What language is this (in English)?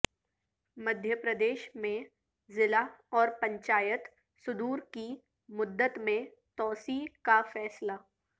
Urdu